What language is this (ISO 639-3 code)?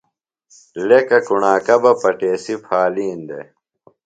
phl